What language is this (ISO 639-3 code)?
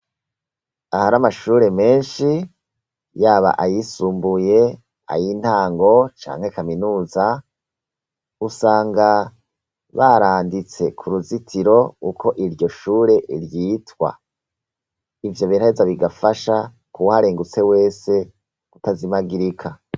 run